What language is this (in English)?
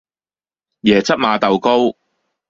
Cantonese